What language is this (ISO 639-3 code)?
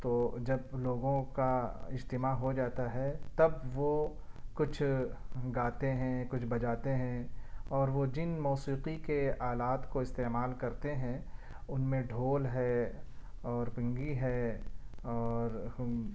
urd